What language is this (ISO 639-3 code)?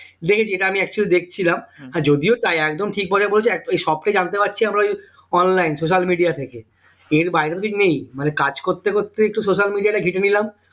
ben